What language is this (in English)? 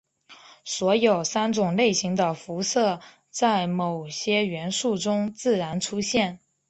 Chinese